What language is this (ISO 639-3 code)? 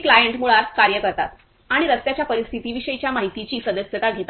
mar